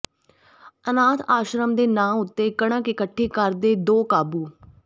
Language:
Punjabi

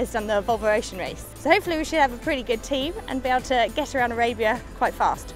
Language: English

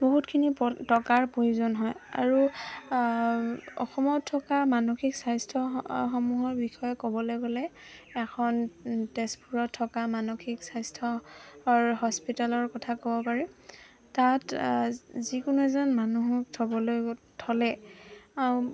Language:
Assamese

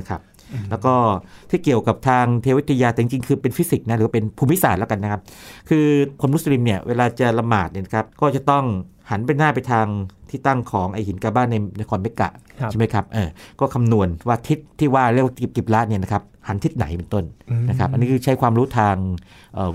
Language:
Thai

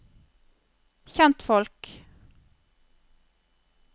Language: Norwegian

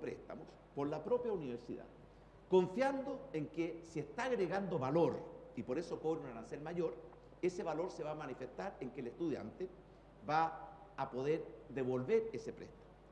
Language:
Spanish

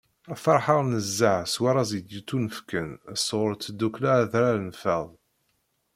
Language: Kabyle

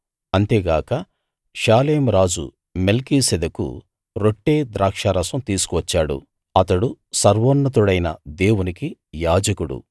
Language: Telugu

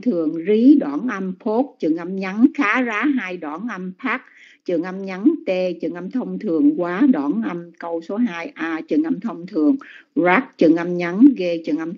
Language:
Vietnamese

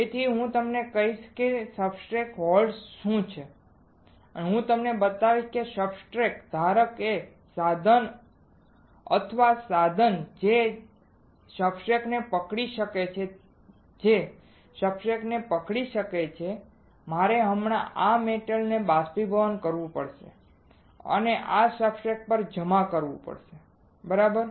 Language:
Gujarati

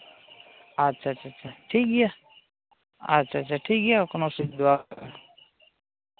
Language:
Santali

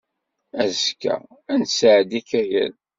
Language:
Kabyle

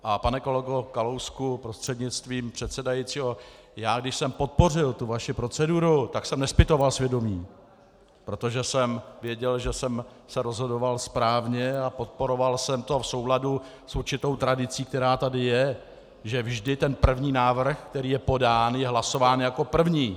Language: Czech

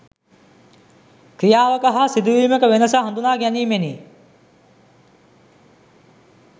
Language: Sinhala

